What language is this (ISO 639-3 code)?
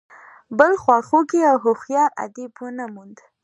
pus